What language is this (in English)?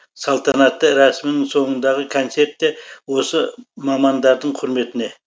Kazakh